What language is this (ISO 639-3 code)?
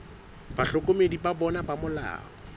sot